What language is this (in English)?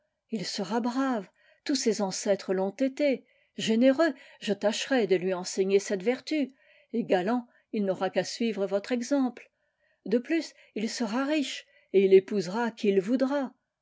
French